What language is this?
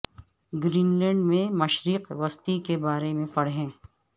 Urdu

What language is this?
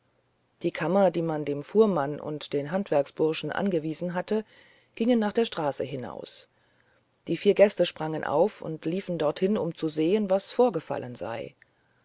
German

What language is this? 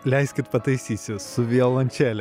Lithuanian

